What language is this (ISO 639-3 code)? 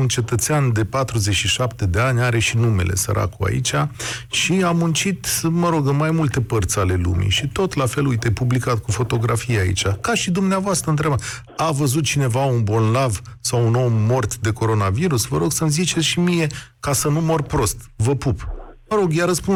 ron